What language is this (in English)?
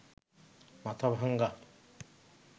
Bangla